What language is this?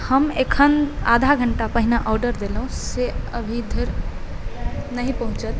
Maithili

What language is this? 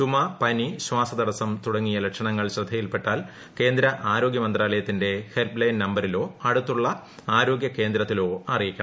Malayalam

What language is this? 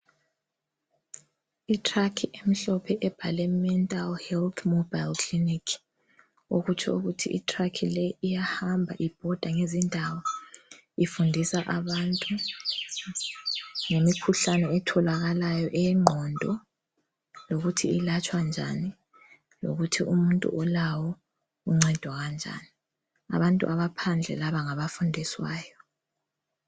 North Ndebele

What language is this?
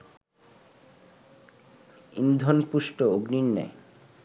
Bangla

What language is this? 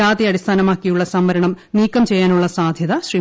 Malayalam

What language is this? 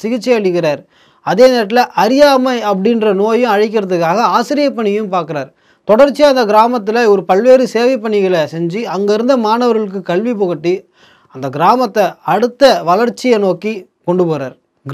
Tamil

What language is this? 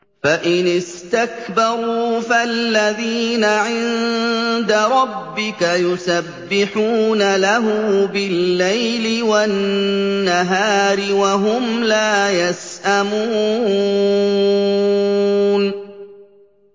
Arabic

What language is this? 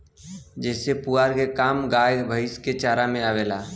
Bhojpuri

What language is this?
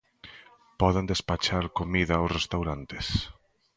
Galician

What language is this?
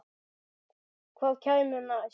Icelandic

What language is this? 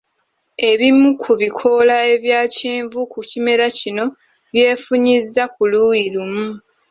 Ganda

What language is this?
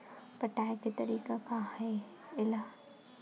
Chhattisgarhi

